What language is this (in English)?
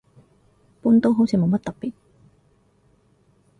Cantonese